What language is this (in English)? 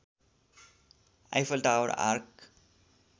Nepali